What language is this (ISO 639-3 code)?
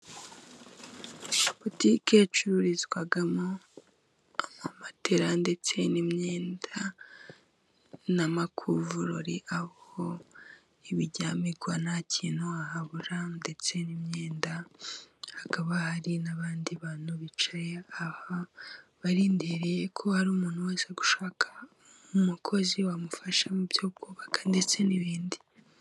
kin